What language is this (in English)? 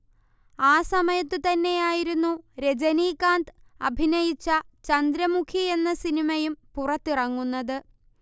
Malayalam